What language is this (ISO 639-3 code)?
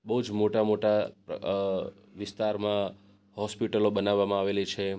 guj